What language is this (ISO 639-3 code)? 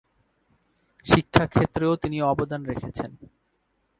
ben